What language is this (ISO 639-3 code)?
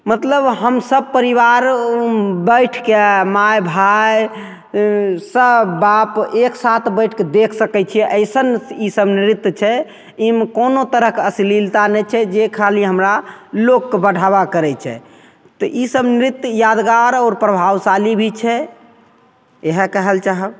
mai